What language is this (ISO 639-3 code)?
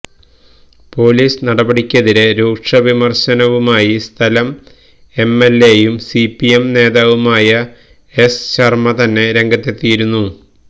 mal